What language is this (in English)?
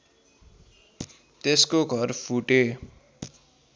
Nepali